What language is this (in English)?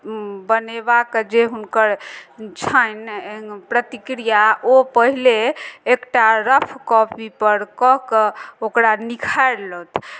Maithili